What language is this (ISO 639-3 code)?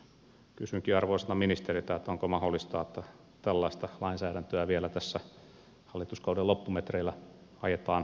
fin